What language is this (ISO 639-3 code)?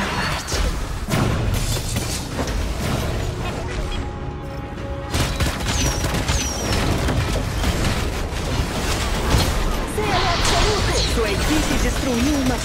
por